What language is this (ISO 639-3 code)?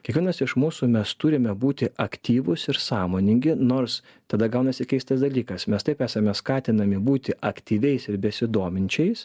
lit